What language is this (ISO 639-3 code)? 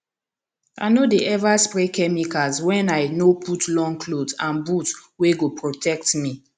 pcm